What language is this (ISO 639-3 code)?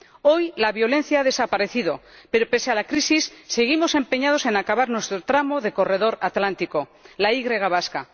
spa